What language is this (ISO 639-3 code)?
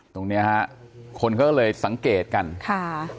tha